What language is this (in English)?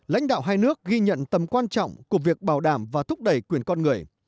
Vietnamese